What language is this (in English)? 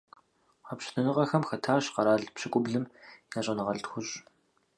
Kabardian